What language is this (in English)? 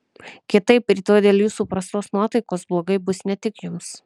Lithuanian